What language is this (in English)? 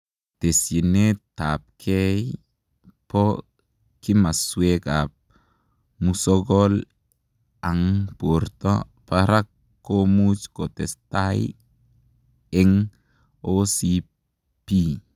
Kalenjin